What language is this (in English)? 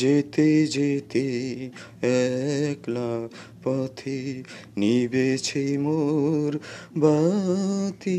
Bangla